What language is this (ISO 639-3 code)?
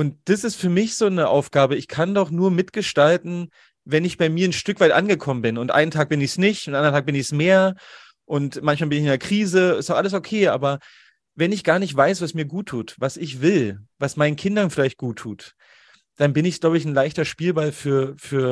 deu